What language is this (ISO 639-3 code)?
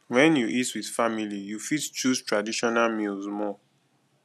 pcm